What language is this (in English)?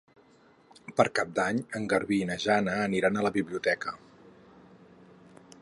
Catalan